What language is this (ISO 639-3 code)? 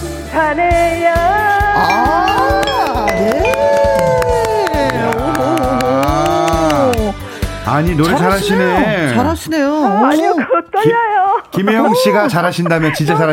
kor